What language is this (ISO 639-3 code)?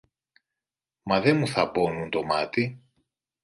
ell